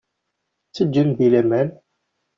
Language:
Kabyle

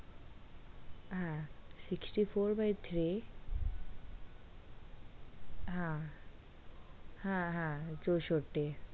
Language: Bangla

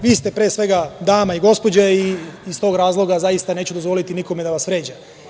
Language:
Serbian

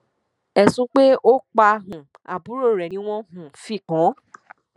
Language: Yoruba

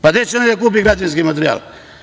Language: Serbian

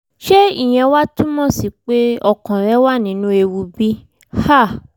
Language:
Yoruba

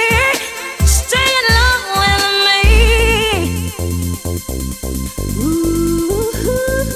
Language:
English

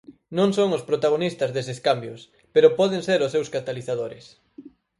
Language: Galician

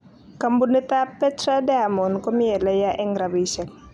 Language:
Kalenjin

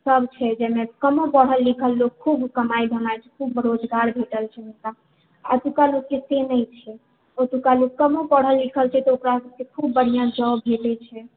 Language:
Maithili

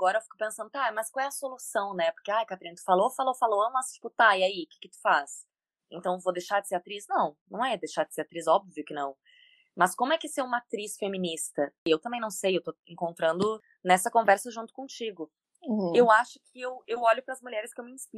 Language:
Portuguese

